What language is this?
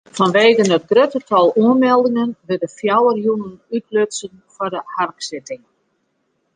Western Frisian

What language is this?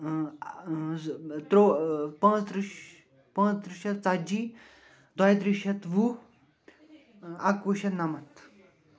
Kashmiri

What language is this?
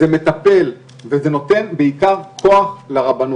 Hebrew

